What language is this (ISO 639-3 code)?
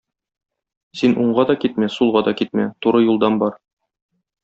tat